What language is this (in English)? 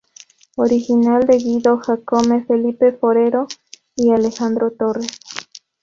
Spanish